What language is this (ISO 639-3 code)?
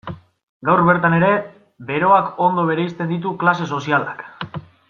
eus